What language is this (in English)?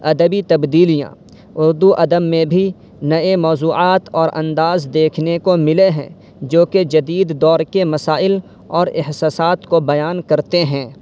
Urdu